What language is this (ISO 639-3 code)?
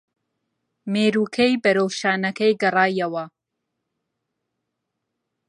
ckb